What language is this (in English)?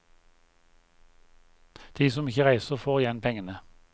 Norwegian